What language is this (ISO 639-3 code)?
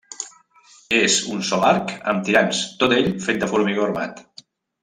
cat